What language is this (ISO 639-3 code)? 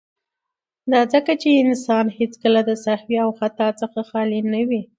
pus